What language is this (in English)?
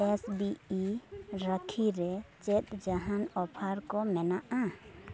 Santali